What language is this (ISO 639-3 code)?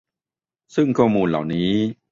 tha